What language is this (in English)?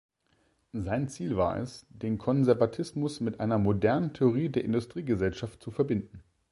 German